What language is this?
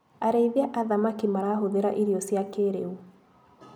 Kikuyu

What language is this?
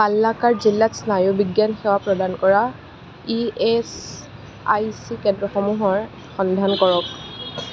Assamese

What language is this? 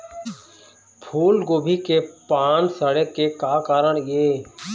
Chhattisgarhi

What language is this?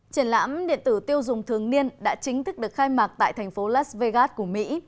Vietnamese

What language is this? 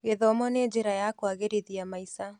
Kikuyu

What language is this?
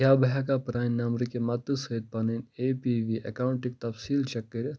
Kashmiri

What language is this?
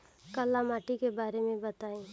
Bhojpuri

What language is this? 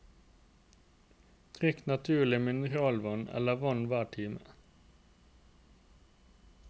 Norwegian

